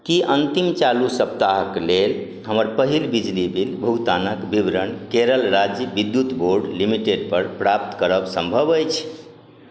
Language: Maithili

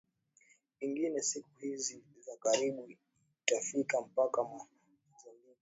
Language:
Swahili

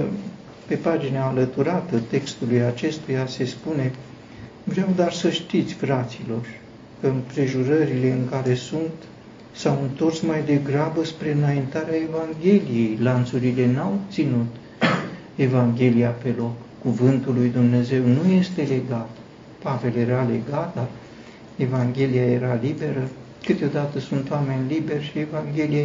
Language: Romanian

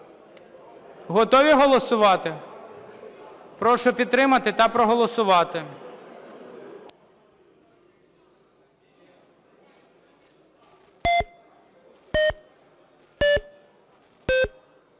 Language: Ukrainian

